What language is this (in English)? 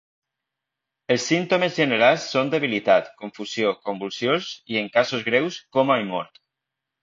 Catalan